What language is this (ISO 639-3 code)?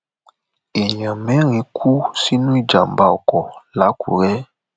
yor